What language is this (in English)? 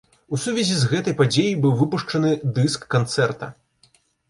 Belarusian